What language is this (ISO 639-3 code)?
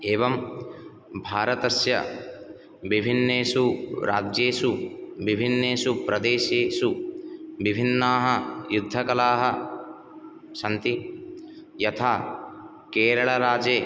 san